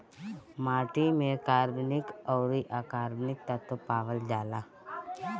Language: Bhojpuri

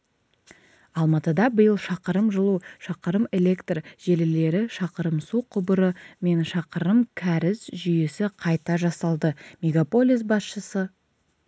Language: Kazakh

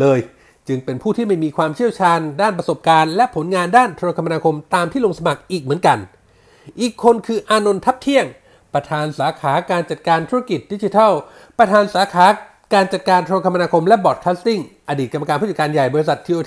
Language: Thai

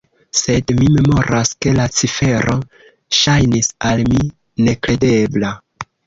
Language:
Esperanto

